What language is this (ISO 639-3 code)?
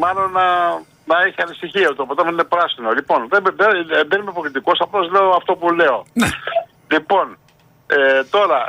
ell